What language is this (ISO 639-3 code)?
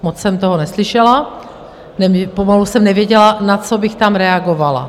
ces